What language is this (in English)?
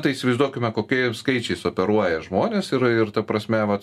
Lithuanian